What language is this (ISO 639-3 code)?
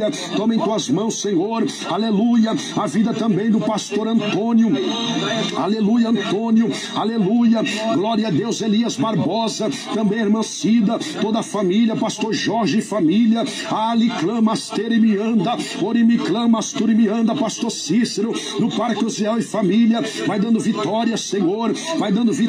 por